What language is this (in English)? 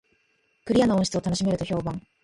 Japanese